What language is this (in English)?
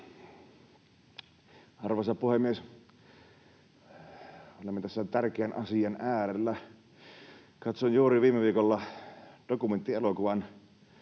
Finnish